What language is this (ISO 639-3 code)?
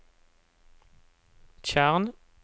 nor